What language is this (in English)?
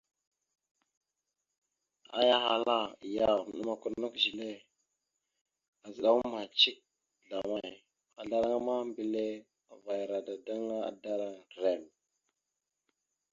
Mada (Cameroon)